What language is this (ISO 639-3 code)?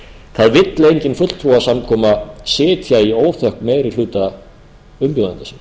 isl